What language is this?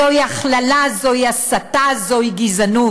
Hebrew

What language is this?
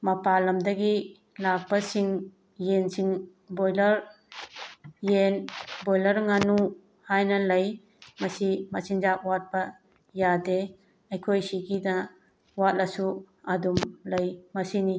Manipuri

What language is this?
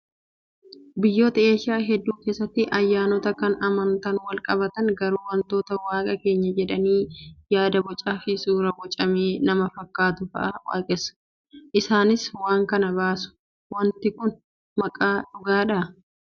Oromo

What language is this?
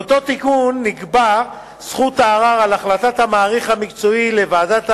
Hebrew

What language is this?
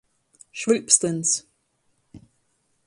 Latgalian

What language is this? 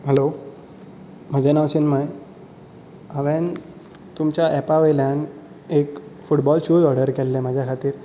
Konkani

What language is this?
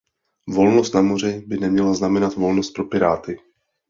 Czech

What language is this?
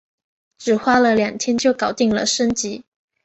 Chinese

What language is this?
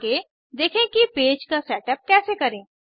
Hindi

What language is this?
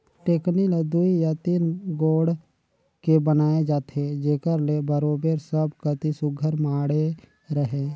Chhattisgarhi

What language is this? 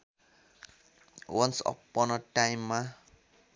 Nepali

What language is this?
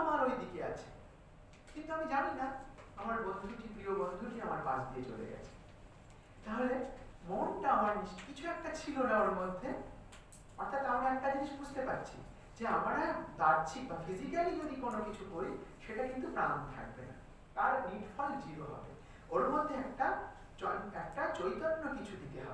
Romanian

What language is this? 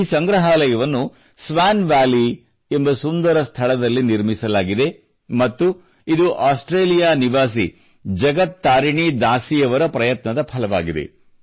Kannada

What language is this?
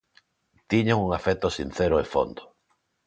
Galician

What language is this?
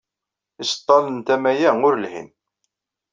Kabyle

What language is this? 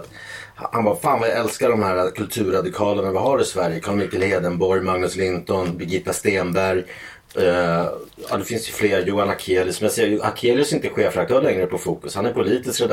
Swedish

